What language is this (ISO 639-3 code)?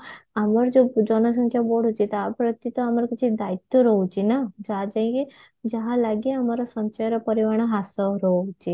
ori